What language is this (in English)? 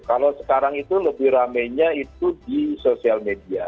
Indonesian